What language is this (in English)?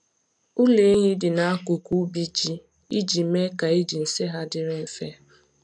Igbo